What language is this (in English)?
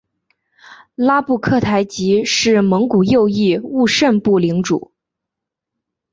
Chinese